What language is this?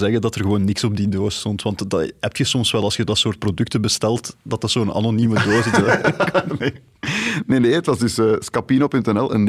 Dutch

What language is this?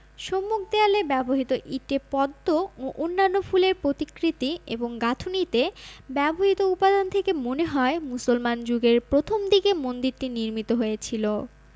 Bangla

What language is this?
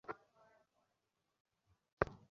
Bangla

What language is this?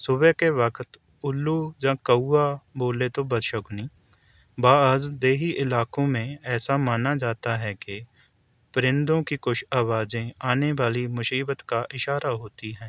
Urdu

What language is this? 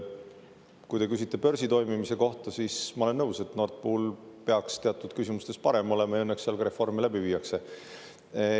Estonian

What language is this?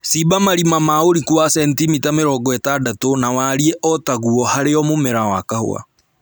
Kikuyu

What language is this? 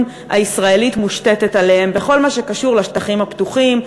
Hebrew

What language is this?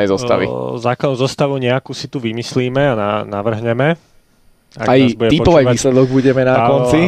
Slovak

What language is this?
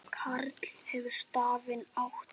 Icelandic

